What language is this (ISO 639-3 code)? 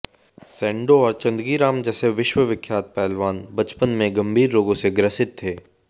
hin